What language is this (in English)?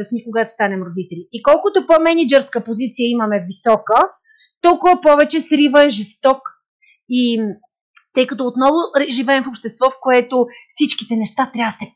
Bulgarian